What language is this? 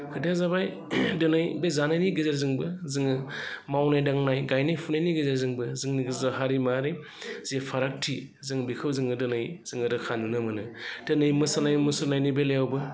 Bodo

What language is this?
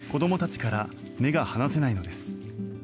Japanese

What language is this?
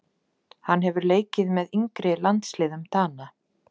Icelandic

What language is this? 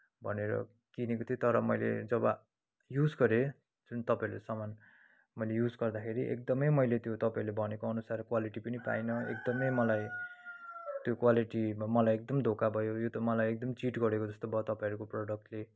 Nepali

